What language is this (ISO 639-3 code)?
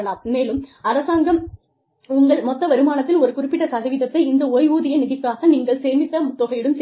tam